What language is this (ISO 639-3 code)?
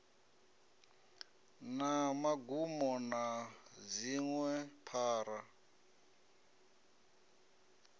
ven